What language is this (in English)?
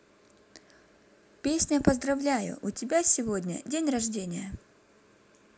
Russian